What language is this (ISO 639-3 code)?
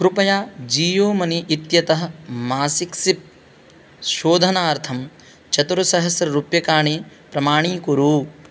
san